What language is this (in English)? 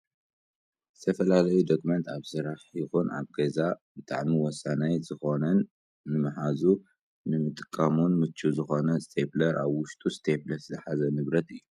Tigrinya